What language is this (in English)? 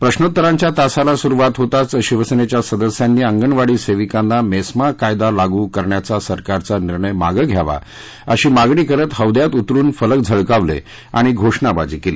Marathi